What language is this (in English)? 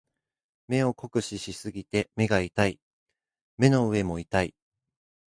Japanese